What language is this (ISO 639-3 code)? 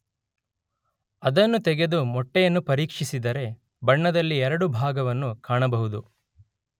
kan